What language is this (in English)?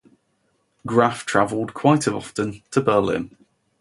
English